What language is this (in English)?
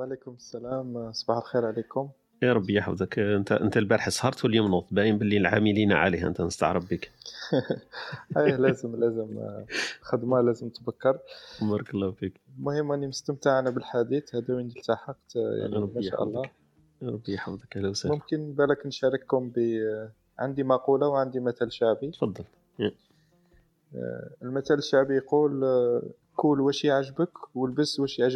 Arabic